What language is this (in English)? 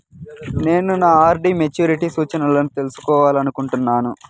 Telugu